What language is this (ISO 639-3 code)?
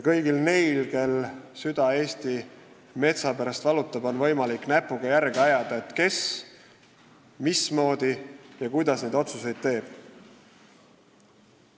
est